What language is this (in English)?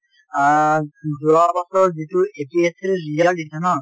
Assamese